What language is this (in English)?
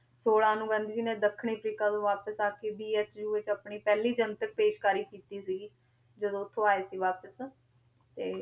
Punjabi